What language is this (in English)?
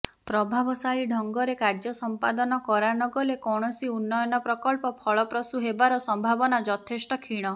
Odia